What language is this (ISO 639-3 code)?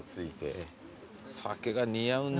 jpn